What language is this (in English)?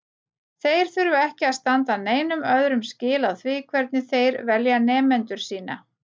Icelandic